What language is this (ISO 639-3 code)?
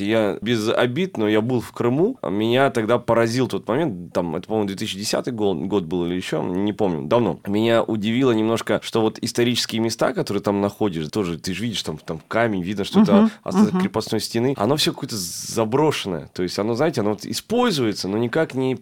rus